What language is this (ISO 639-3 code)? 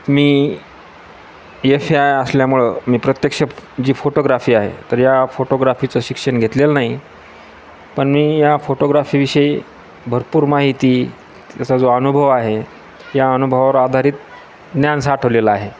mar